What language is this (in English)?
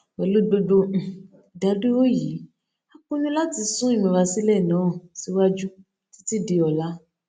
Yoruba